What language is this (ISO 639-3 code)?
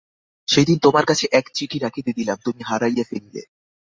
ben